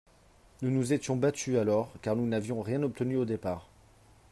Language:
French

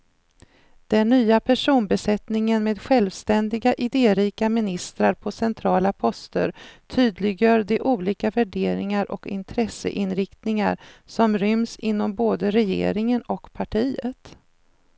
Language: Swedish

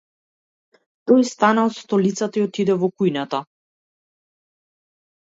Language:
Macedonian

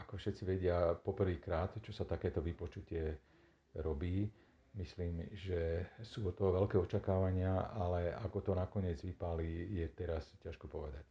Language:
Slovak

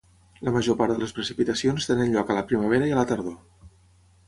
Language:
Catalan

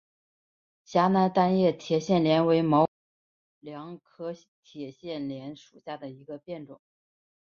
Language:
Chinese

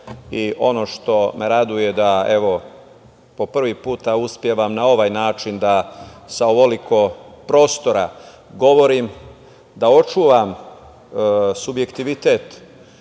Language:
Serbian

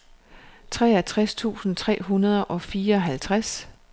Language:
Danish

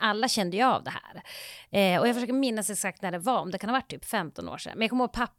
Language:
Swedish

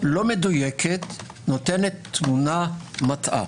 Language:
Hebrew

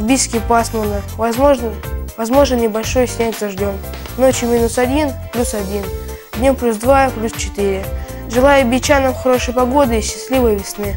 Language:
Russian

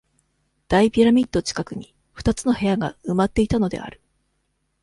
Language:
Japanese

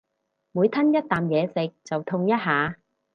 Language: Cantonese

